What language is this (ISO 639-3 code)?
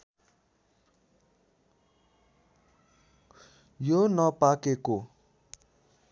nep